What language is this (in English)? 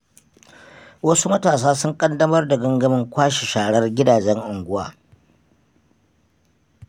Hausa